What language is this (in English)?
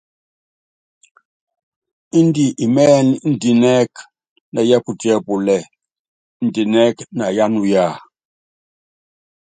Yangben